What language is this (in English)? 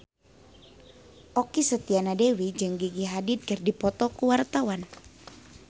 Sundanese